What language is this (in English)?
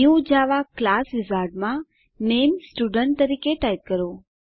Gujarati